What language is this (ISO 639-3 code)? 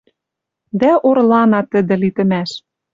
mrj